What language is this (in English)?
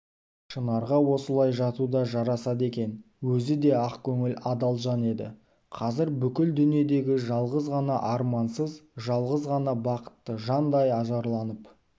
Kazakh